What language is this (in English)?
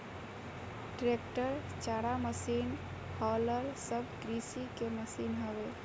Bhojpuri